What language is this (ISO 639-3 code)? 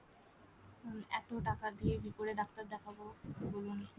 ben